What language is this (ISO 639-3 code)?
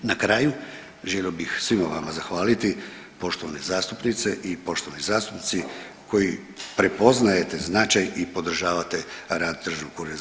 hrv